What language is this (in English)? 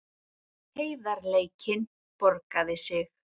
Icelandic